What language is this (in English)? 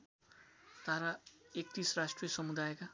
Nepali